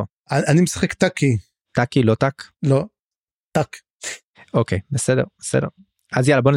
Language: Hebrew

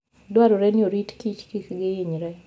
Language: Luo (Kenya and Tanzania)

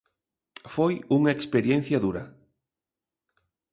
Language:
Galician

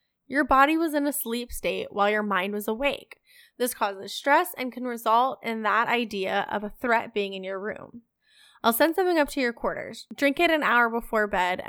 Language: English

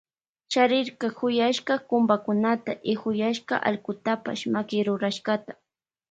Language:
Loja Highland Quichua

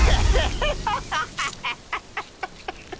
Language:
Japanese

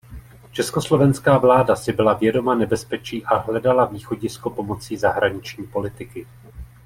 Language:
Czech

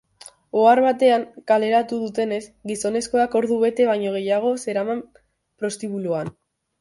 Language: Basque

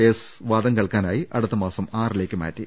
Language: Malayalam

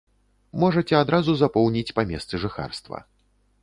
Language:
Belarusian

